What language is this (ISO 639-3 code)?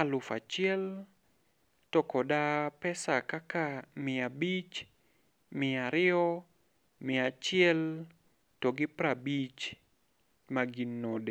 luo